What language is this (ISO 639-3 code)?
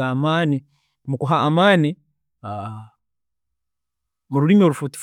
ttj